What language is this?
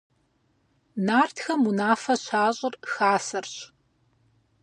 Kabardian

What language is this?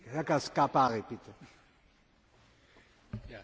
German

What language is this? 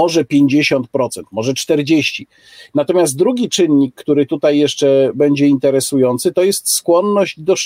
Polish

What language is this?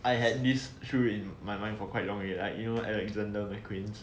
English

